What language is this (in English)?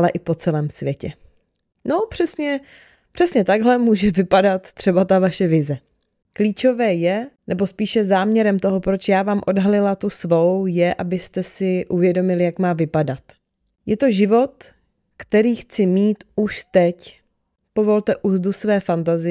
Czech